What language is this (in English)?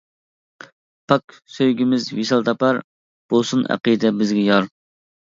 Uyghur